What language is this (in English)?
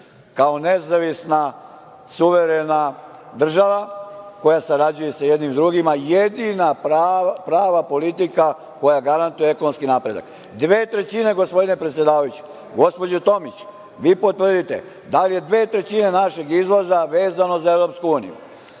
Serbian